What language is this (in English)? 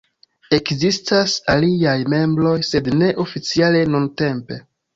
Esperanto